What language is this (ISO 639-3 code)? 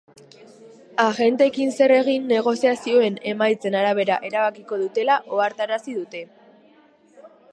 eus